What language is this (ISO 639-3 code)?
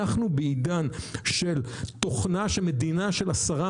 heb